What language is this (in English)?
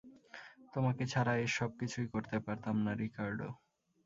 Bangla